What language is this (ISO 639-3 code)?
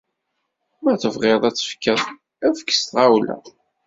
kab